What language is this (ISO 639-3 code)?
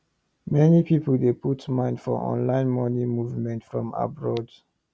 pcm